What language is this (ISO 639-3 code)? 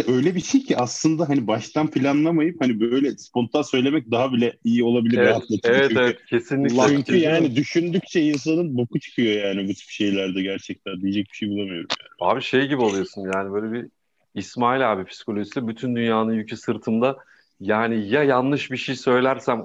tur